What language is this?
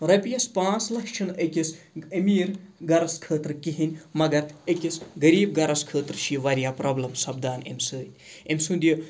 Kashmiri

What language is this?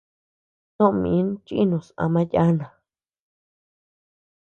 Tepeuxila Cuicatec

